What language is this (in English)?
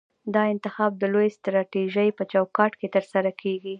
Pashto